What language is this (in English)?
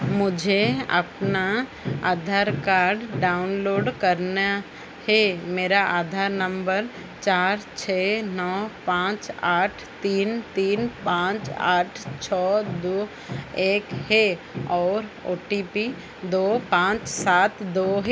Hindi